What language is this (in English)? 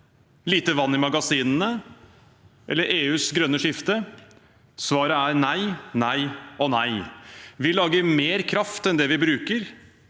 Norwegian